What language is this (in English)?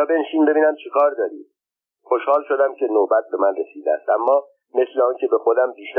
Persian